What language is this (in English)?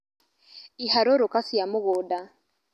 Kikuyu